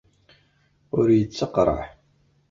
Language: Kabyle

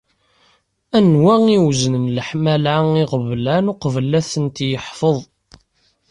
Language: Kabyle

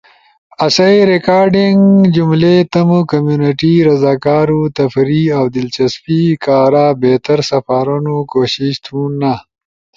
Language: Ushojo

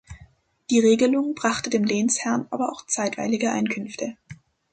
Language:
German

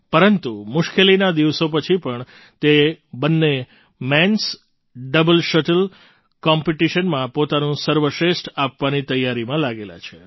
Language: Gujarati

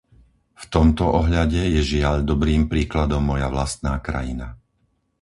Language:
Slovak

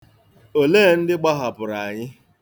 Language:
Igbo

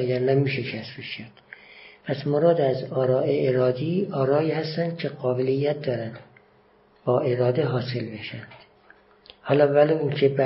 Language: Persian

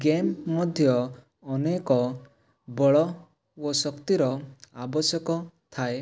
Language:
Odia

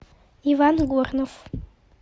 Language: Russian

